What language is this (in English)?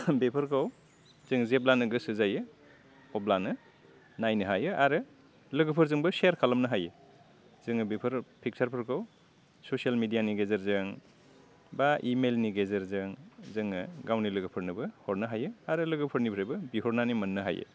Bodo